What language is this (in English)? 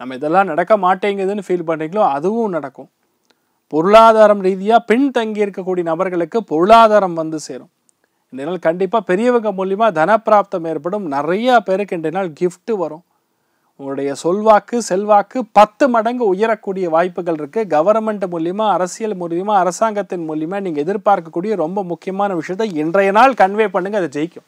Tamil